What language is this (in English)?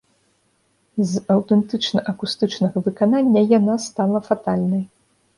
Belarusian